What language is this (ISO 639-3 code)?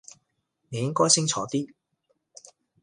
yue